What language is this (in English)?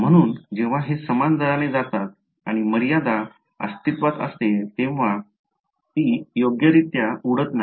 Marathi